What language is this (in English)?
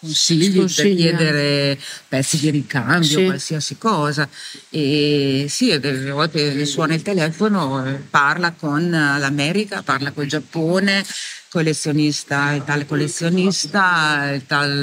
Italian